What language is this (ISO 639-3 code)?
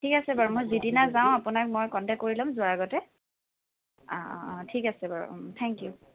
asm